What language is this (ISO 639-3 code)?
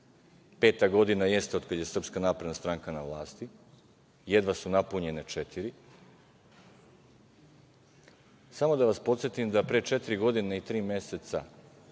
srp